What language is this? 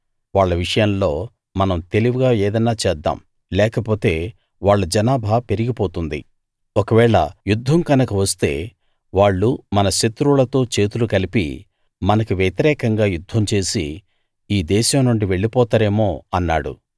Telugu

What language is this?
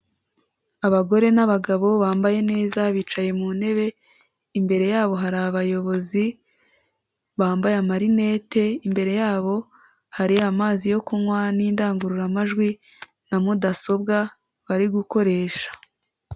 Kinyarwanda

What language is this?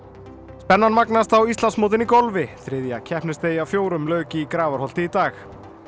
Icelandic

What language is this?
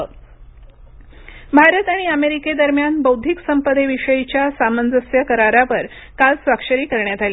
Marathi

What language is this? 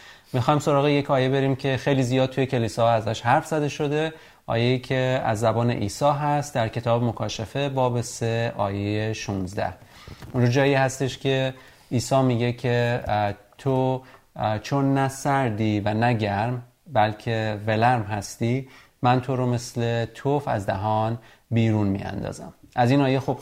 Persian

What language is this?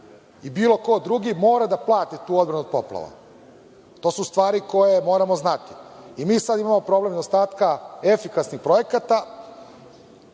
Serbian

